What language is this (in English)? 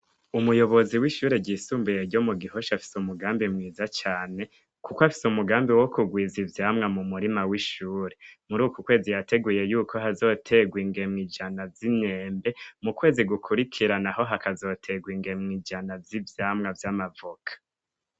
Rundi